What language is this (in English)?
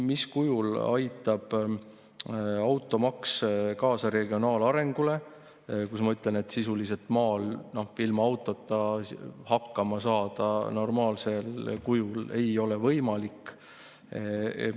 Estonian